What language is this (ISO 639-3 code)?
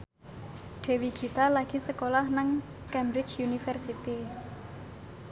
jav